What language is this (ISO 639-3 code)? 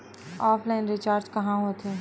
hne